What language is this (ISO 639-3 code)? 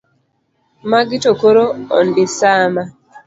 luo